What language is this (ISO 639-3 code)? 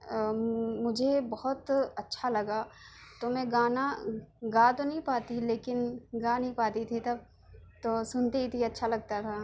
urd